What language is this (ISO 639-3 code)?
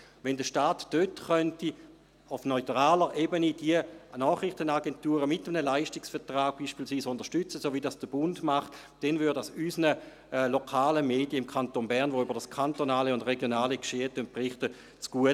gsw